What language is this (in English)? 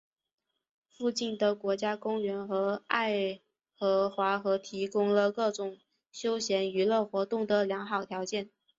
Chinese